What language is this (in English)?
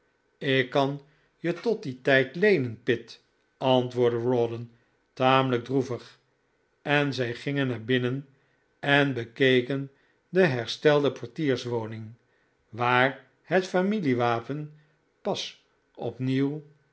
Dutch